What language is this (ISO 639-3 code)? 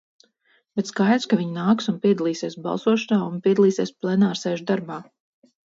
lav